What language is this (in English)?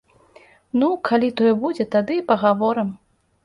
Belarusian